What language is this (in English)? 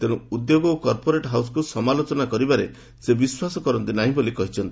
Odia